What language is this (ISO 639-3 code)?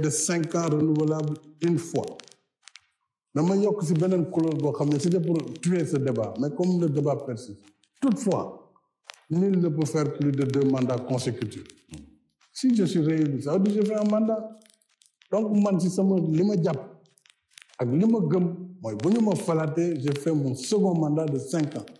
fra